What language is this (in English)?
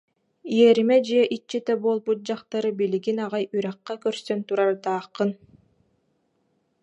Yakut